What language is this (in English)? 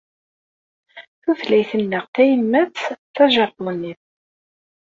Kabyle